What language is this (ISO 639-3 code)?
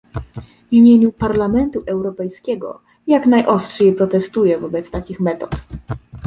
pol